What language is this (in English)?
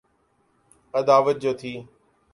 Urdu